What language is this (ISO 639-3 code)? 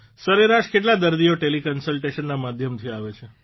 guj